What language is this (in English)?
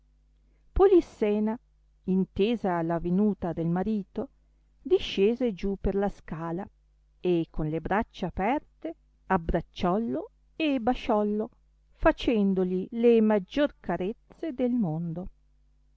Italian